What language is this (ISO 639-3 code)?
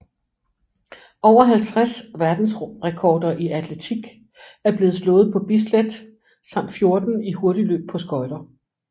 dan